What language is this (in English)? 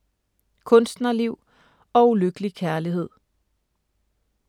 Danish